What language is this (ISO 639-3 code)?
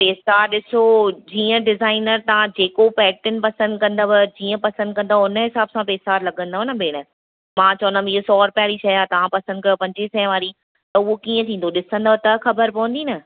snd